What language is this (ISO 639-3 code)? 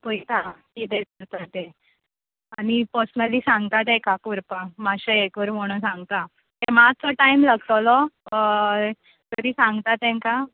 kok